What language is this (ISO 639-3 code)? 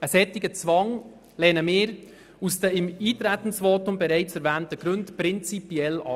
gsw